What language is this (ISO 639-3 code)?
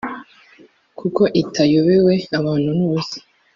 kin